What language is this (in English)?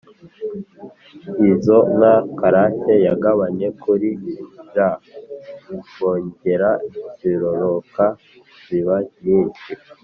Kinyarwanda